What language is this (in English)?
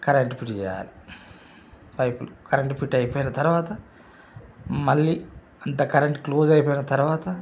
Telugu